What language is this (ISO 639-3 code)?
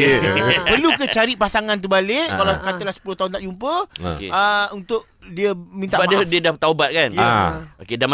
msa